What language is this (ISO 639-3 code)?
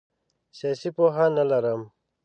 pus